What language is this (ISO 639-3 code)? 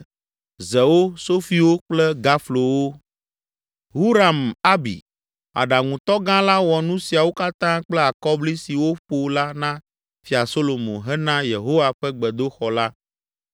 ewe